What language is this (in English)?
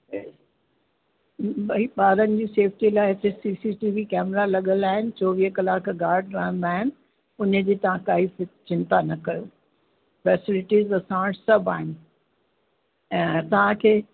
Sindhi